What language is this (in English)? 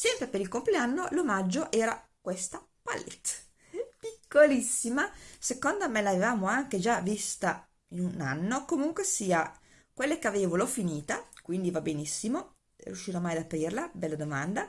Italian